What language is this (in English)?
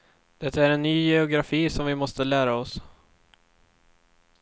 Swedish